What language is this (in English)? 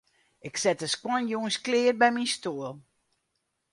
Western Frisian